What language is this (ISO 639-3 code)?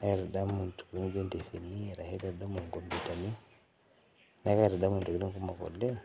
mas